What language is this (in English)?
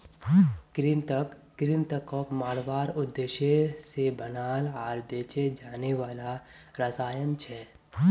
Magahi